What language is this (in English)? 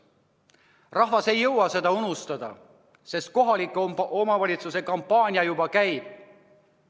Estonian